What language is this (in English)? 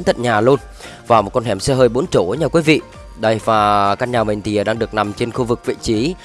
Vietnamese